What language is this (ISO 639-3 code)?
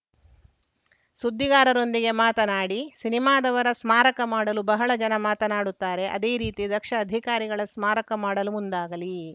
kan